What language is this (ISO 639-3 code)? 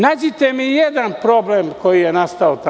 srp